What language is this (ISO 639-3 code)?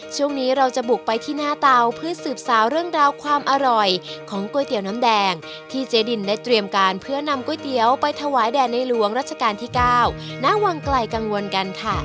tha